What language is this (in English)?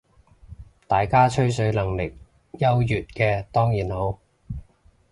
Cantonese